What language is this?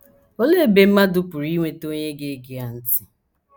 Igbo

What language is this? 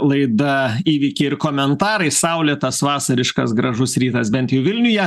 Lithuanian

